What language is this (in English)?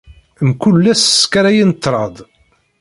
Kabyle